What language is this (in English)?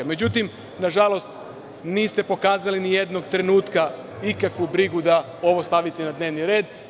Serbian